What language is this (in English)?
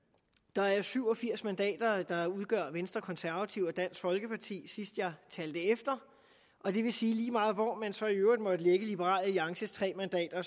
Danish